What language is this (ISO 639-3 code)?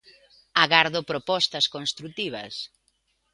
glg